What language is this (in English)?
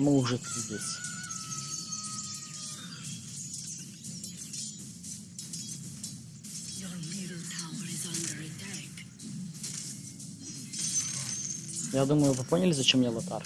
Russian